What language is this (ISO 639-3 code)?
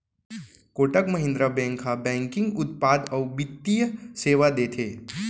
hne